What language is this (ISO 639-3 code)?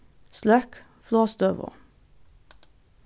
fao